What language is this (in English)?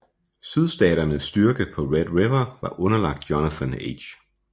Danish